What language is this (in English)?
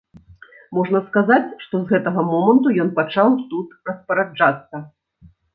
Belarusian